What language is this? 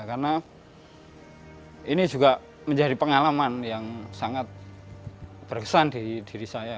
Indonesian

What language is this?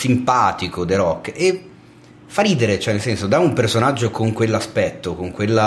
Italian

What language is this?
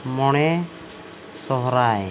Santali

